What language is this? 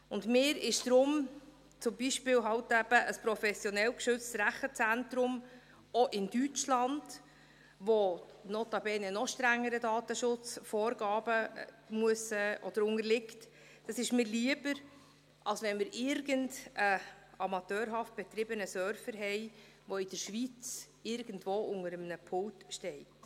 Swiss German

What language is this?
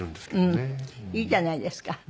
Japanese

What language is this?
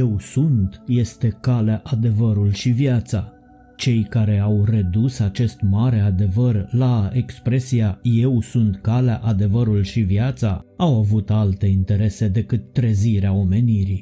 Romanian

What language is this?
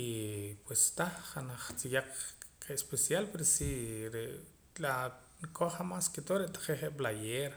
Poqomam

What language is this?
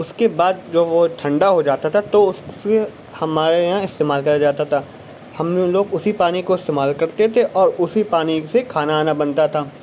Urdu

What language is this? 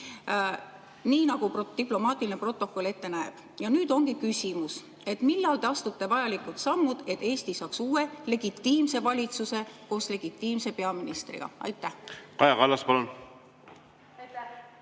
Estonian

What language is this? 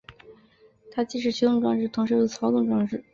Chinese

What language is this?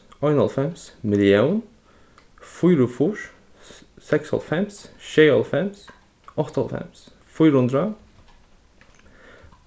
Faroese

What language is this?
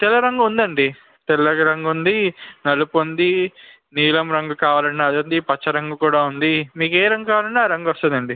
Telugu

